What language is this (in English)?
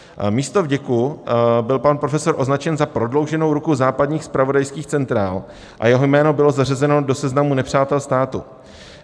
Czech